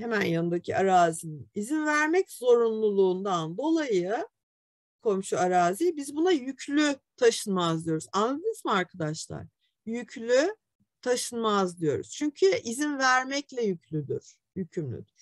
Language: Turkish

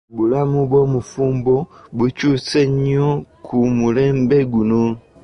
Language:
Ganda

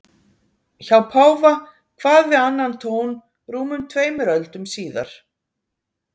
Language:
Icelandic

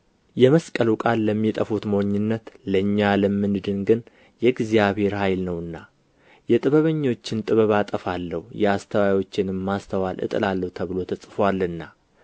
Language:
Amharic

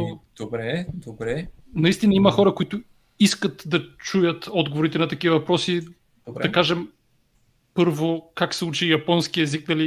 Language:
Bulgarian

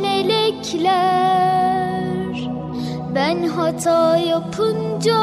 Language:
Turkish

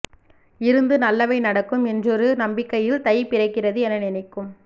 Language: Tamil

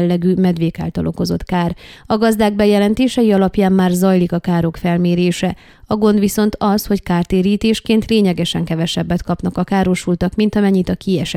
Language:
Hungarian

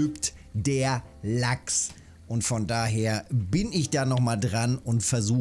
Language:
German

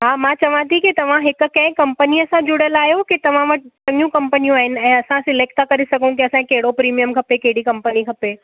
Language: Sindhi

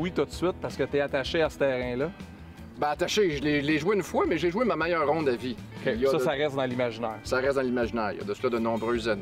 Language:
French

